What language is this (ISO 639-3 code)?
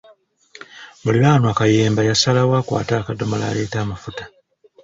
lug